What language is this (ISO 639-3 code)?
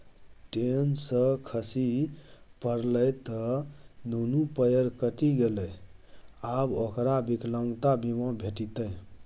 mai